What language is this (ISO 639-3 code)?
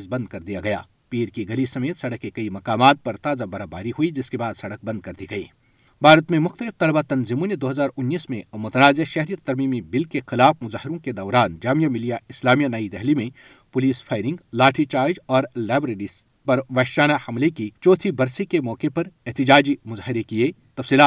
urd